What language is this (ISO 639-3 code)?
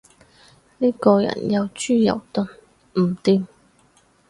yue